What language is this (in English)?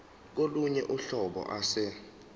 Zulu